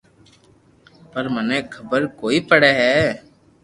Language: Loarki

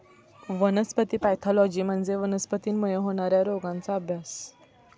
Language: Marathi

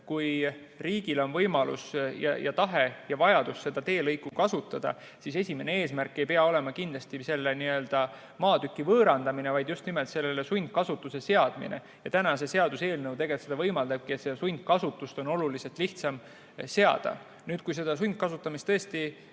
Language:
Estonian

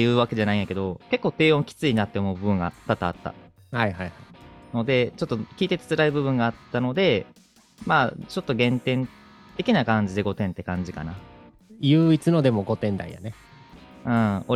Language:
Japanese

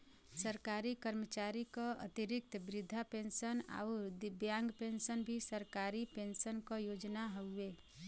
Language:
Bhojpuri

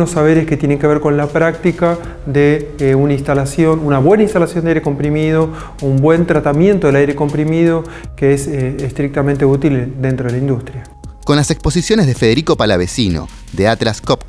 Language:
Spanish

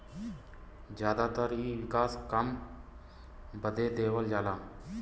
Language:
Bhojpuri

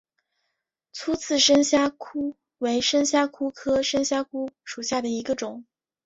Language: Chinese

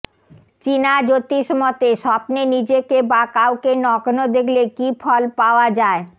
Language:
Bangla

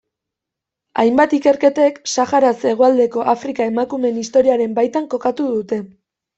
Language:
Basque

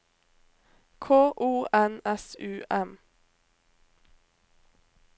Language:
Norwegian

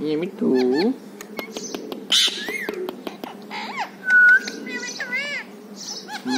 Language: Thai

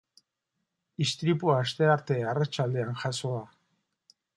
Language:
Basque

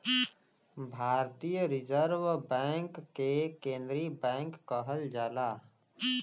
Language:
Bhojpuri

